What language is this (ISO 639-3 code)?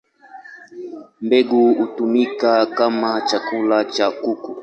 swa